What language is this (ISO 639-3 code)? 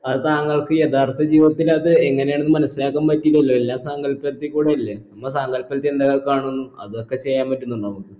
mal